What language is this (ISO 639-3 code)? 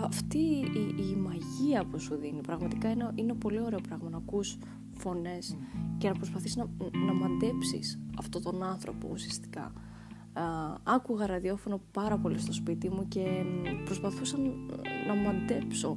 ell